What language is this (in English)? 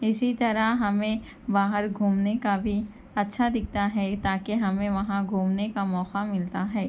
Urdu